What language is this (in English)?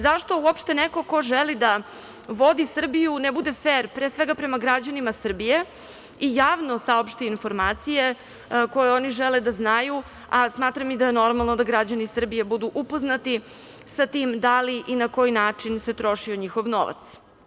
Serbian